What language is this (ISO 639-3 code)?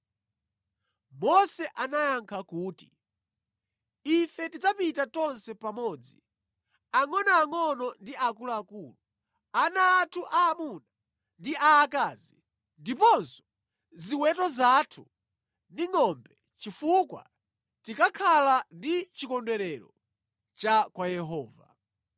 nya